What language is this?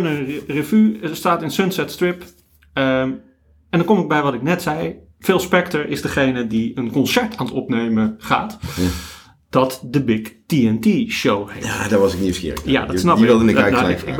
Dutch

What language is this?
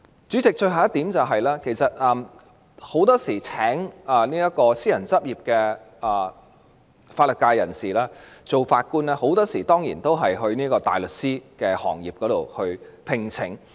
Cantonese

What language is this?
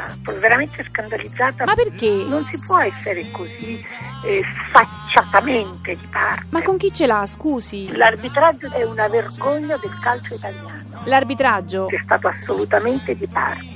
Italian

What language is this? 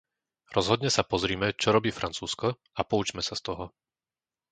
Slovak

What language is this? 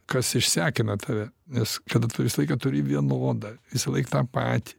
Lithuanian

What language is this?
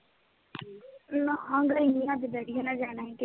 Punjabi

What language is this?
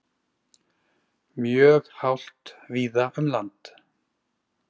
Icelandic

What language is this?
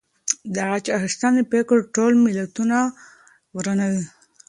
Pashto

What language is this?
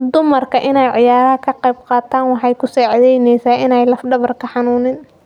Somali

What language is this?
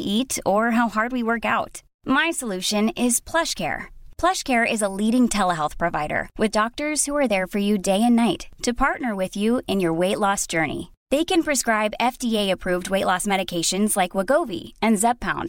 Swedish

